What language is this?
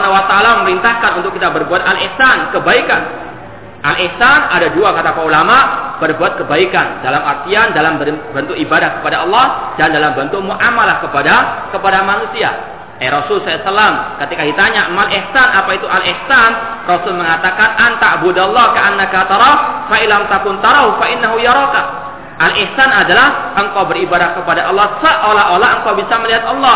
Malay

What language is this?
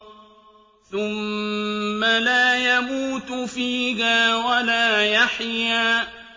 Arabic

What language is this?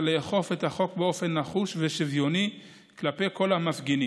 Hebrew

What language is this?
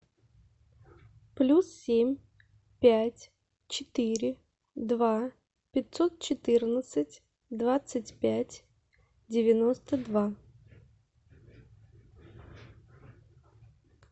Russian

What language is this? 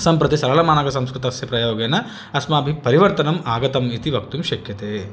Sanskrit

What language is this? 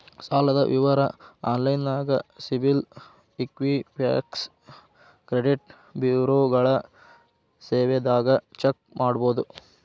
Kannada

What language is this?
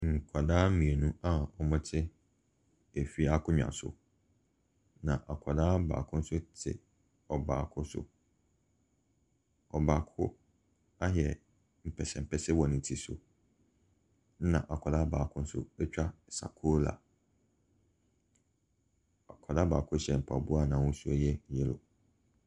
Akan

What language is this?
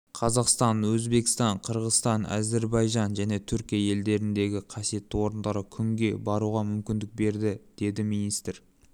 Kazakh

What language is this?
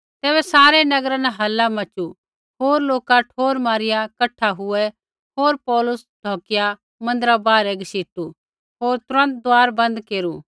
Kullu Pahari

